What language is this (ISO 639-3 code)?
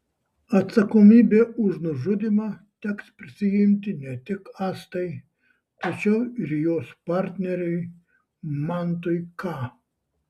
lit